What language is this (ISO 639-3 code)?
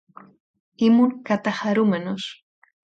ell